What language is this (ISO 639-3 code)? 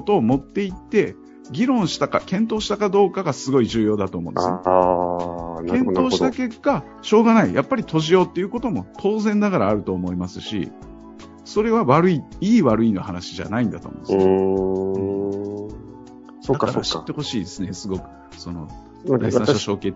jpn